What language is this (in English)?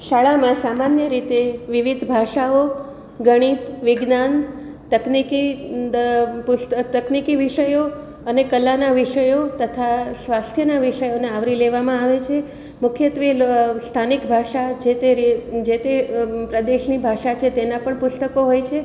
Gujarati